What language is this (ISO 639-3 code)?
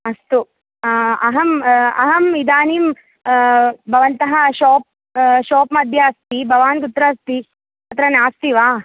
san